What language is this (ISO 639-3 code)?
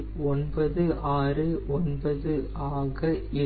tam